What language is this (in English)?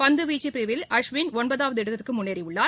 Tamil